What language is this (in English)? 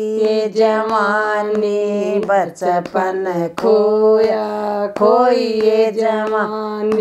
Indonesian